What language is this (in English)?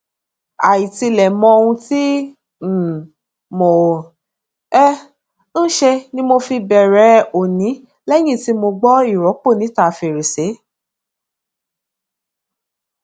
Yoruba